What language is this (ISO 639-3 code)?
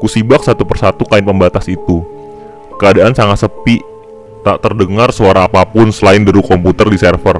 ind